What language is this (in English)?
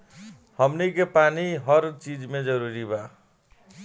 Bhojpuri